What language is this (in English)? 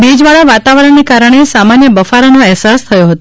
Gujarati